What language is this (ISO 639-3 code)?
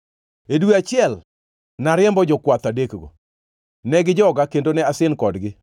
luo